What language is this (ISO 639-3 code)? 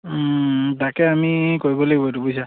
asm